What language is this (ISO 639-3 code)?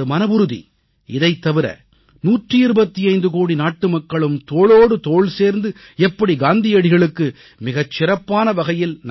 tam